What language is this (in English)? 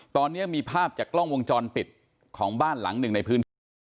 Thai